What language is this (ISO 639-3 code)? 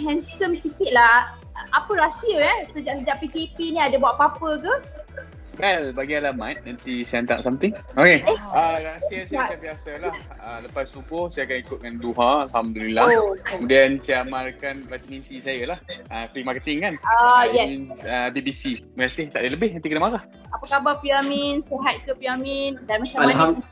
msa